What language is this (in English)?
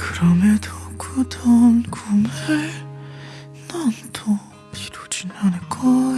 Korean